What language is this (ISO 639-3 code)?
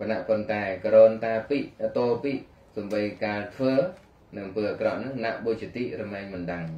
vie